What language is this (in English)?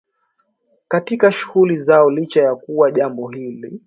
Swahili